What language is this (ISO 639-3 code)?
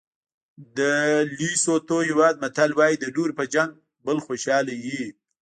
pus